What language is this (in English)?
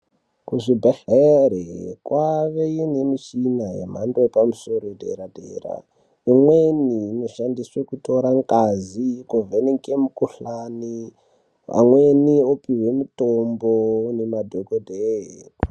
Ndau